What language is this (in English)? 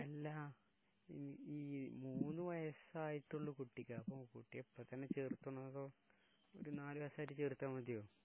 Malayalam